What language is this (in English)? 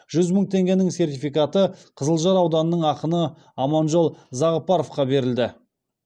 Kazakh